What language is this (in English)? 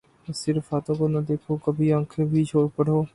Urdu